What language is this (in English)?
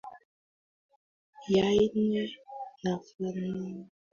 Swahili